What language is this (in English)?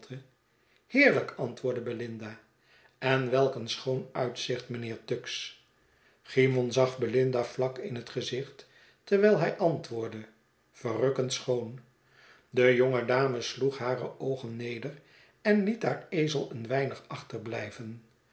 Dutch